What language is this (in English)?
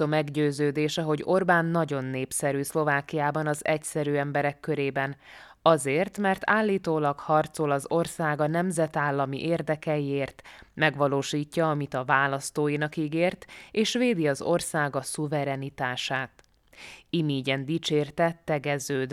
Hungarian